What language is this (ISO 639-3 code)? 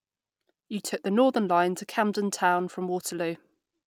eng